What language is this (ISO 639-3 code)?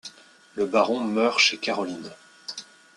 fra